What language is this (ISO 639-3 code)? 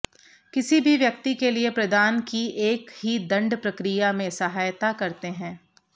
hin